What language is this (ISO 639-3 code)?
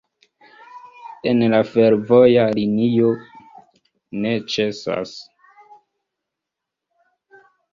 epo